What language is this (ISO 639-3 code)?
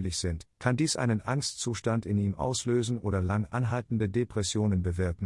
deu